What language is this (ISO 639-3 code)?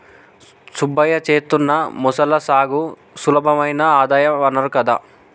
tel